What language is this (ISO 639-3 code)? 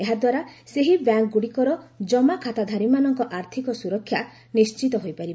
ori